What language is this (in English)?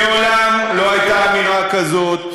Hebrew